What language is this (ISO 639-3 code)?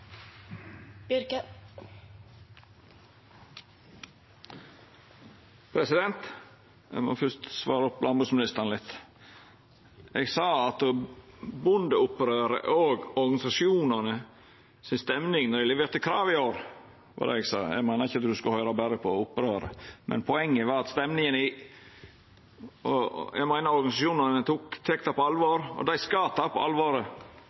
nno